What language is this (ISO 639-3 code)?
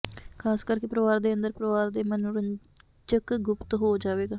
pan